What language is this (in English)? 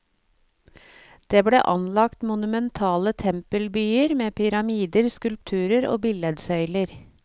Norwegian